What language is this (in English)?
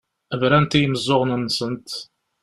Kabyle